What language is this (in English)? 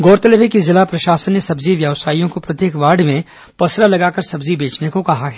Hindi